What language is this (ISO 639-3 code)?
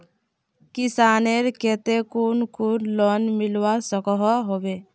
mag